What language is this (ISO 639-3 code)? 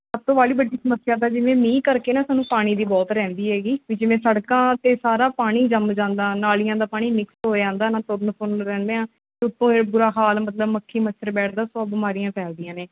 pan